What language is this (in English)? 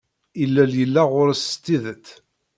Kabyle